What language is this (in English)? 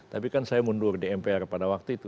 Indonesian